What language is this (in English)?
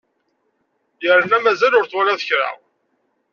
Kabyle